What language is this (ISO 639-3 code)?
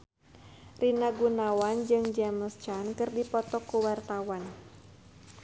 sun